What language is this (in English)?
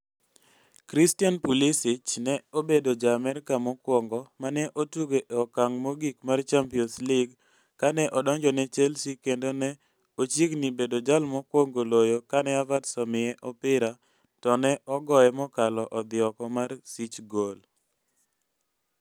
Luo (Kenya and Tanzania)